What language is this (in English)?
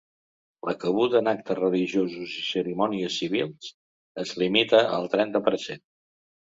Catalan